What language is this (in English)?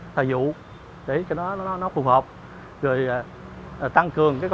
Vietnamese